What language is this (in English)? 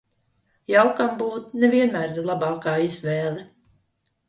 Latvian